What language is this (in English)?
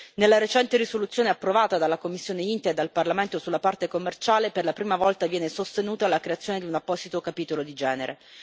Italian